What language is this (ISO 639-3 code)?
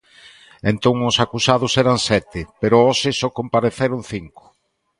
glg